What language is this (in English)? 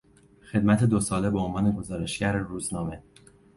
Persian